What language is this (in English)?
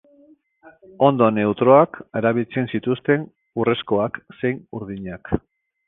Basque